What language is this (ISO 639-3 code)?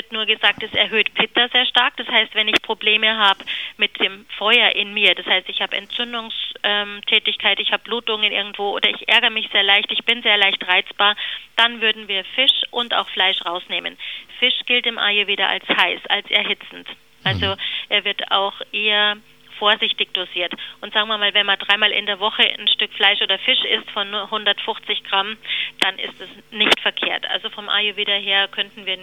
deu